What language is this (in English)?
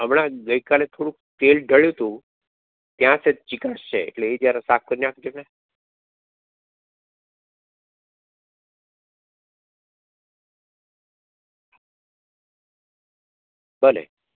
Gujarati